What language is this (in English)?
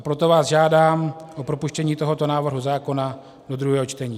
Czech